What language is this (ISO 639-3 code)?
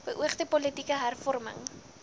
afr